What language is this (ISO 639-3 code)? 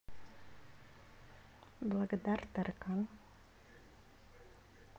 rus